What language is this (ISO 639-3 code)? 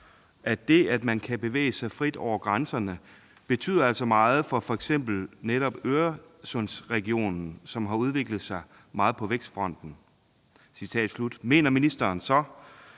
dan